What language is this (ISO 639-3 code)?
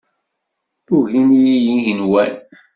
kab